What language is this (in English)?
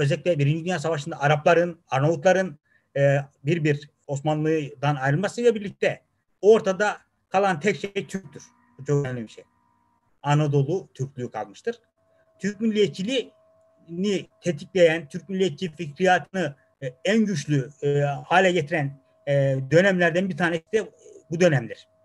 Turkish